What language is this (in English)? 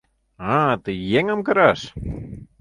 Mari